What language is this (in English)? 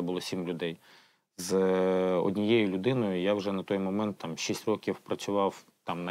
Ukrainian